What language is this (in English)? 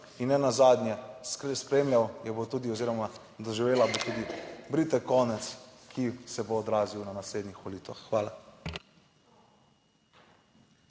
Slovenian